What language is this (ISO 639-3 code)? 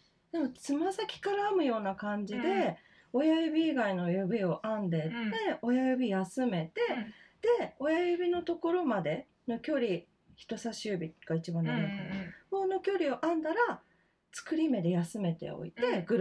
jpn